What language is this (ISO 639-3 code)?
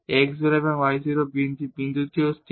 ben